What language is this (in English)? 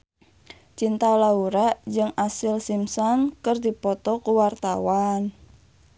Sundanese